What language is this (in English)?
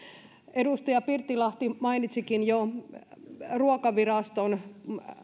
Finnish